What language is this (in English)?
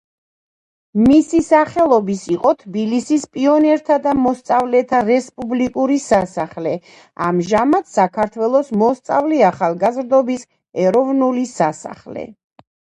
Georgian